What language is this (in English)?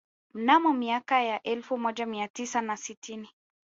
Swahili